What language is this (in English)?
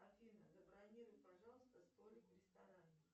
Russian